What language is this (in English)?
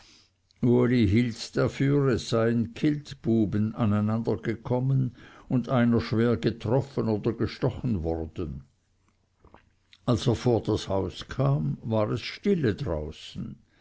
German